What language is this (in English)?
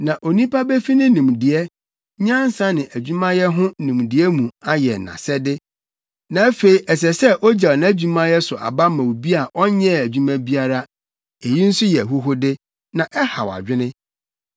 Akan